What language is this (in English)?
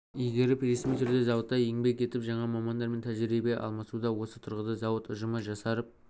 Kazakh